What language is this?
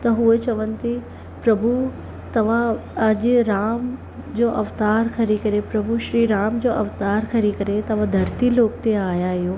Sindhi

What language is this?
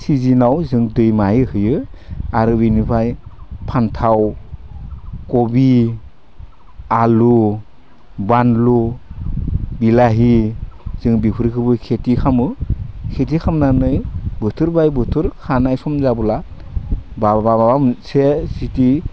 Bodo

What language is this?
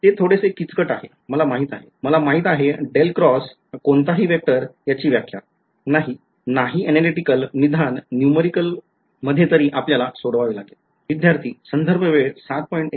Marathi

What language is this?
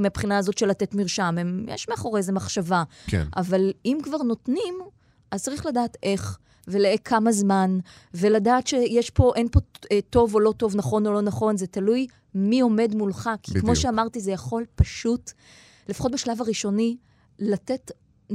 Hebrew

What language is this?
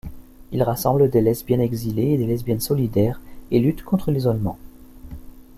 French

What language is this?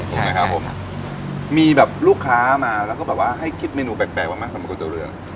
Thai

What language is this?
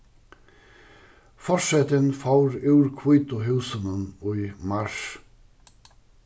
Faroese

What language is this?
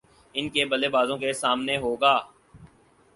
Urdu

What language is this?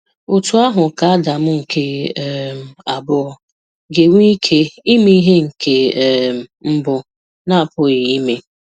Igbo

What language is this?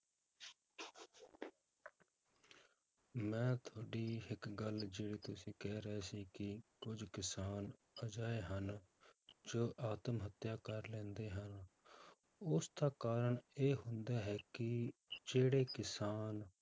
Punjabi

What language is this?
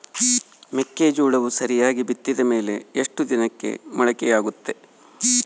Kannada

